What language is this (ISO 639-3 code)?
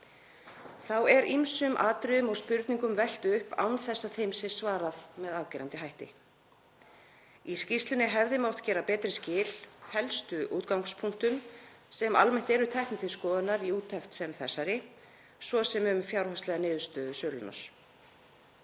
isl